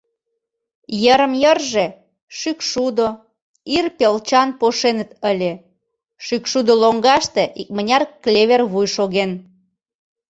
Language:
Mari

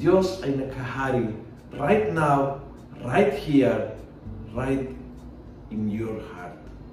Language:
Filipino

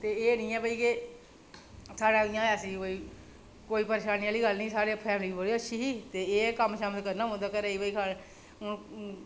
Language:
Dogri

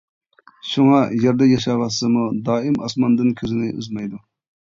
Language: Uyghur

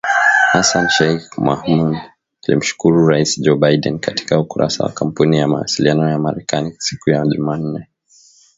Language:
Swahili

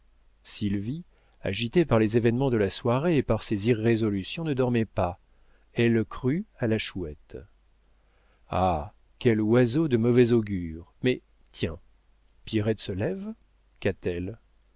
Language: French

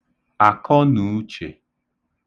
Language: Igbo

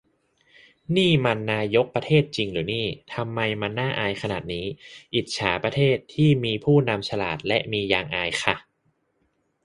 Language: Thai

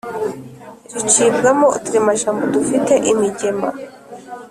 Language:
Kinyarwanda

